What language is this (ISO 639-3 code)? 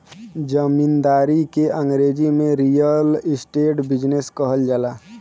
bho